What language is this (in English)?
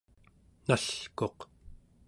Central Yupik